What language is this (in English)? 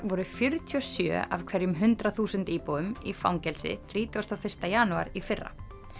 Icelandic